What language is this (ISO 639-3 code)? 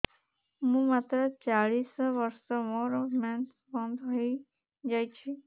ori